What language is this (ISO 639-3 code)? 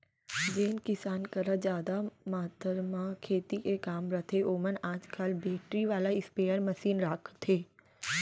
hne